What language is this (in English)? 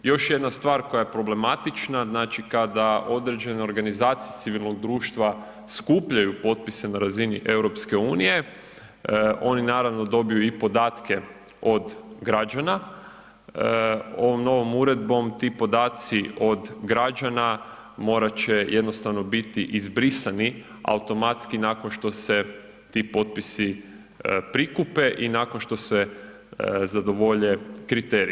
Croatian